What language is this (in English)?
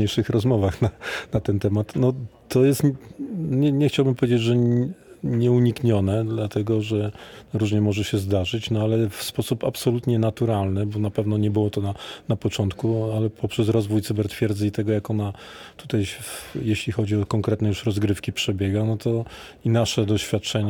Polish